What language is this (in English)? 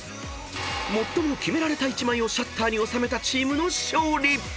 Japanese